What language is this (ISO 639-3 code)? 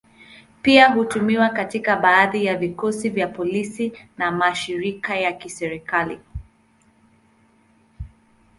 swa